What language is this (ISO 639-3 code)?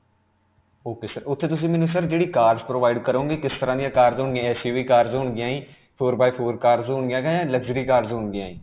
pan